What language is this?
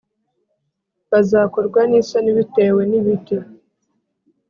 Kinyarwanda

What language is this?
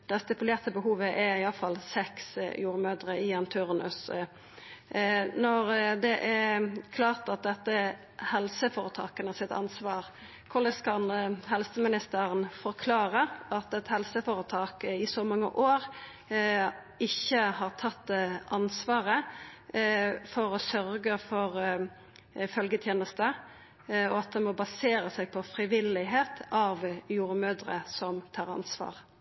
Norwegian Nynorsk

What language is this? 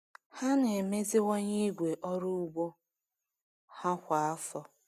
Igbo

